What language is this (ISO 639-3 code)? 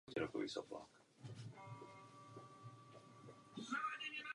ces